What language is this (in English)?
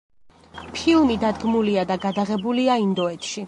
Georgian